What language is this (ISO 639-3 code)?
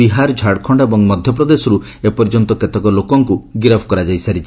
ori